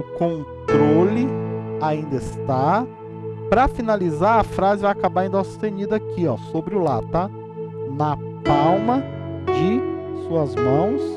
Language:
Portuguese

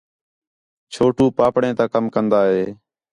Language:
Khetrani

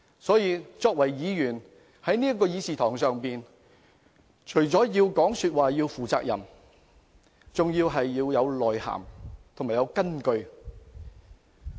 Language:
Cantonese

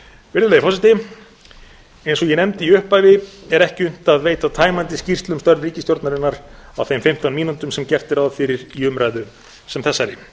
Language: Icelandic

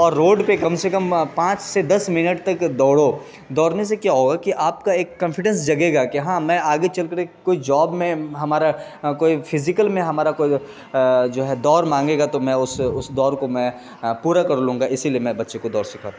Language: Urdu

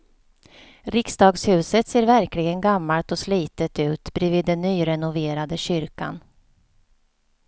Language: Swedish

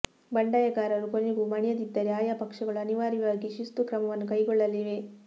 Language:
Kannada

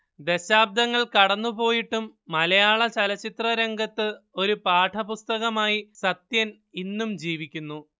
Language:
Malayalam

